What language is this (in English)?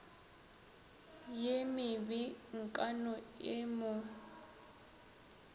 Northern Sotho